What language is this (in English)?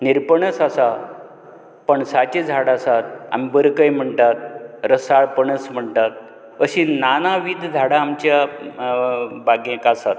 Konkani